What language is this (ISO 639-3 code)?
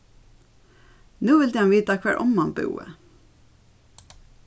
fao